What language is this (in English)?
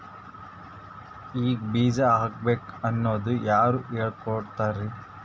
Kannada